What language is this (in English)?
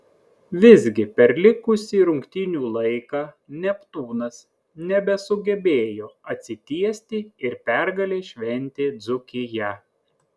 Lithuanian